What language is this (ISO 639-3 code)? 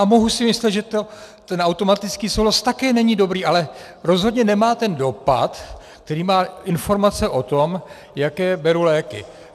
ces